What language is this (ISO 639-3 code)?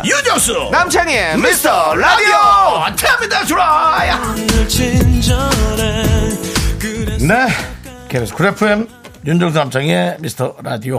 kor